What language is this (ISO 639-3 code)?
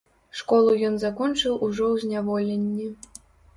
bel